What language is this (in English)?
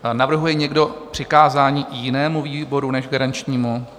Czech